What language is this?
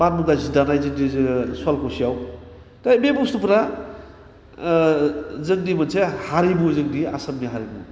Bodo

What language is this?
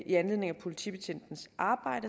Danish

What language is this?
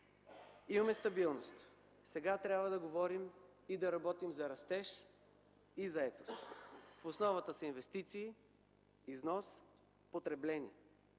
Bulgarian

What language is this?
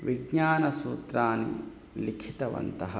Sanskrit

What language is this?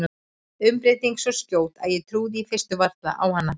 Icelandic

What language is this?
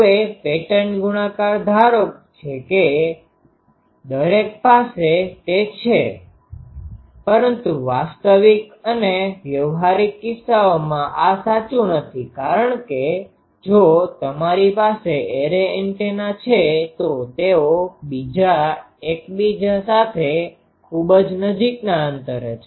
Gujarati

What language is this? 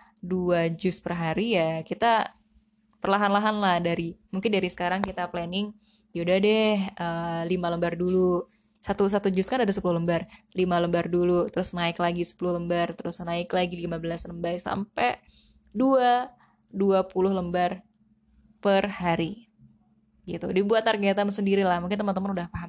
Indonesian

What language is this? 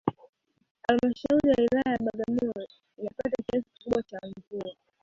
Swahili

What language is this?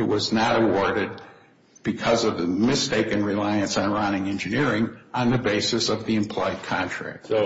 English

